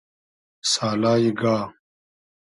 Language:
Hazaragi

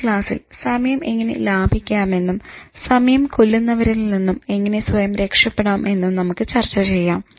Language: Malayalam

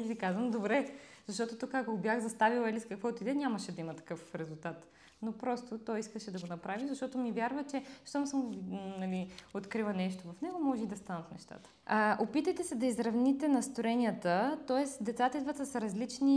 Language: Bulgarian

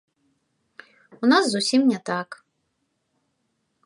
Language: Belarusian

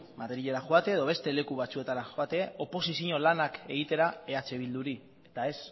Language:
Basque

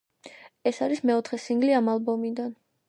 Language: Georgian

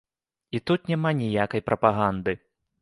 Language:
Belarusian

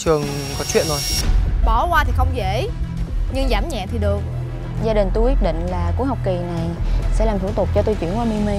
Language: Vietnamese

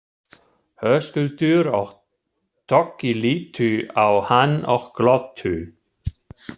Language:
Icelandic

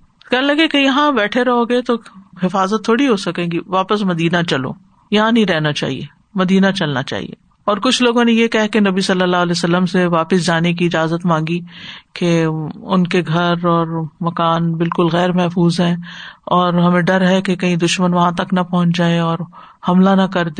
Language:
Urdu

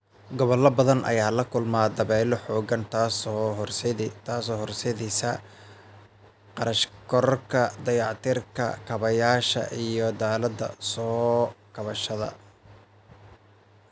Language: Somali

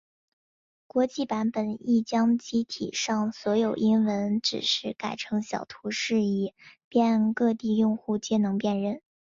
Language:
Chinese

